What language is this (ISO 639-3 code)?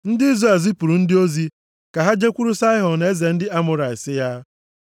ibo